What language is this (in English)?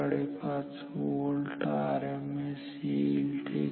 Marathi